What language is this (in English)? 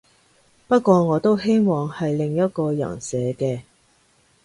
Cantonese